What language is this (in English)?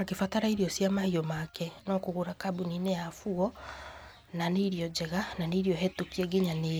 Kikuyu